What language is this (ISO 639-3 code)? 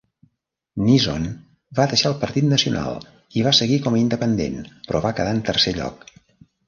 cat